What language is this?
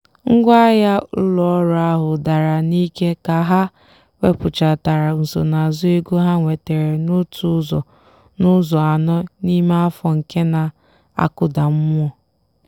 Igbo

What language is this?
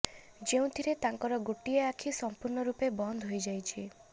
Odia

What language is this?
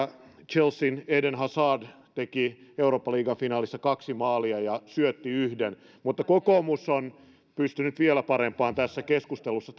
Finnish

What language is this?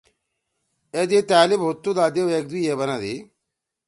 Torwali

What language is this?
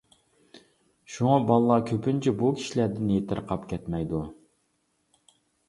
Uyghur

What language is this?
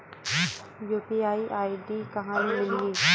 Chhattisgarhi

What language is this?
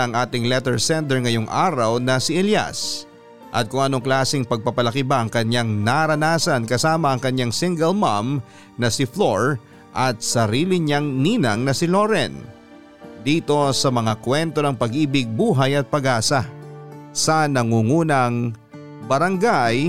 Filipino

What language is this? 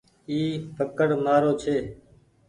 Goaria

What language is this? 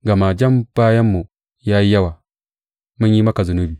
Hausa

